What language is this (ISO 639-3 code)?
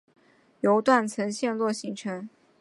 zho